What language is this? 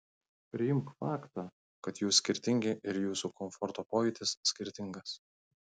Lithuanian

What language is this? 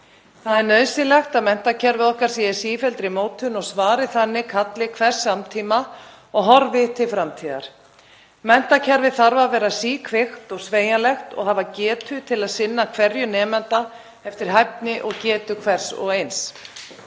Icelandic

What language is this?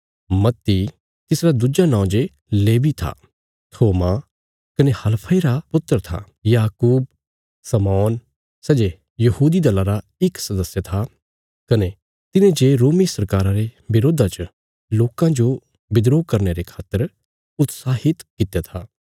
Bilaspuri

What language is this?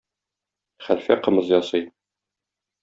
Tatar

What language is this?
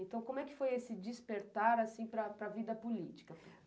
Portuguese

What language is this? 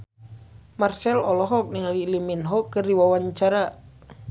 Sundanese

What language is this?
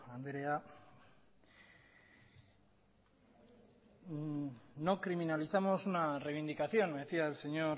Spanish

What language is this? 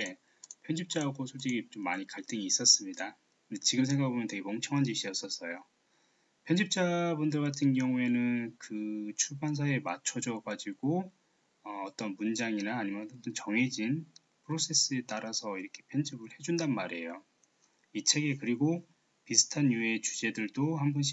Korean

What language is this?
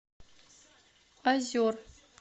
Russian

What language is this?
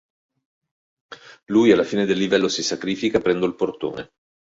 Italian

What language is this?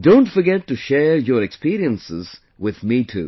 English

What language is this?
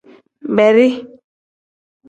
Tem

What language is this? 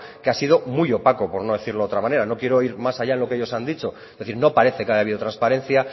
Spanish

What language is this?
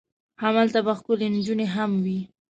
Pashto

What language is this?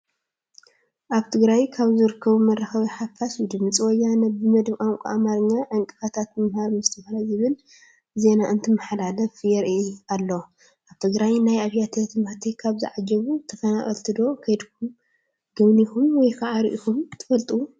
Tigrinya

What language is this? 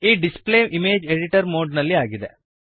Kannada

